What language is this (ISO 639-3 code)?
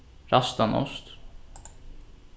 fao